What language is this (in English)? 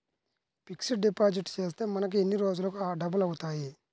Telugu